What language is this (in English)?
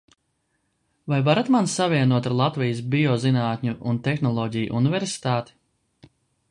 Latvian